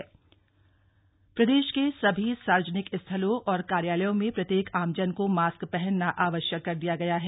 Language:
Hindi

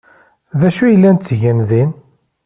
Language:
Kabyle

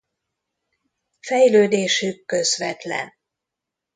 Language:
Hungarian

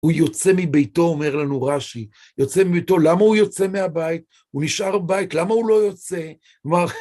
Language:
Hebrew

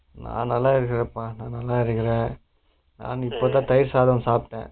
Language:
Tamil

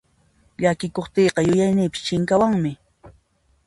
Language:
Puno Quechua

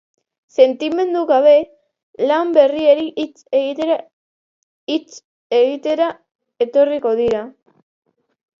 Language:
Basque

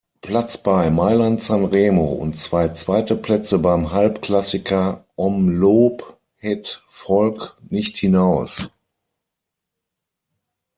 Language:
German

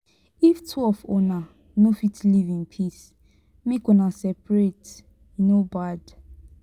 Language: Nigerian Pidgin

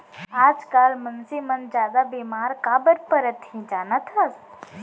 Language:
Chhattisgarhi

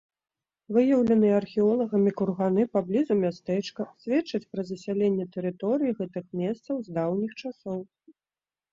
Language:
Belarusian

